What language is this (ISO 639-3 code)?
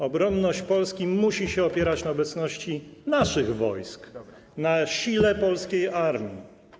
pol